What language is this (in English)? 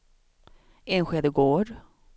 Swedish